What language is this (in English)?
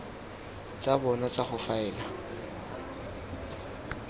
Tswana